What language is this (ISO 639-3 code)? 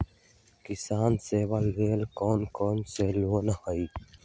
mag